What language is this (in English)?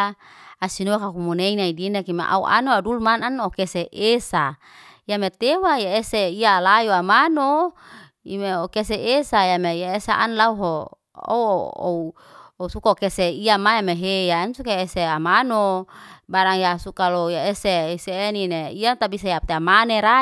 Liana-Seti